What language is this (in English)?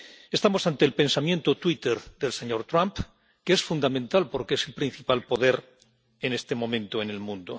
Spanish